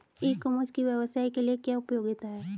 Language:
Hindi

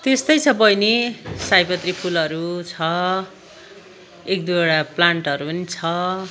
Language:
Nepali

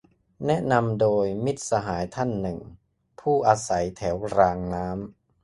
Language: Thai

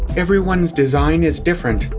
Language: English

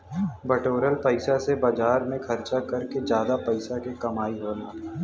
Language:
Bhojpuri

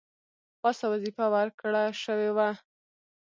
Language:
Pashto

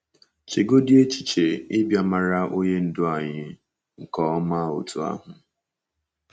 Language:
Igbo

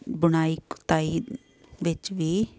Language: Punjabi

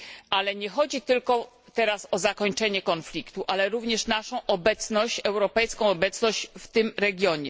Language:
Polish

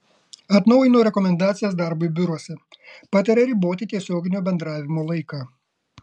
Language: Lithuanian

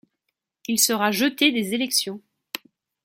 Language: French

